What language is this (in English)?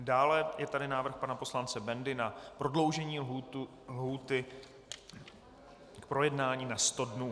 Czech